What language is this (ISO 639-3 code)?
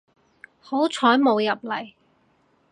yue